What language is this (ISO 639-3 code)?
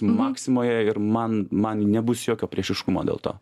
lit